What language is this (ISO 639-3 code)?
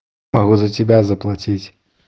rus